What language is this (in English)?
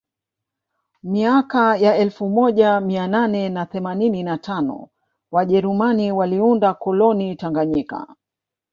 Swahili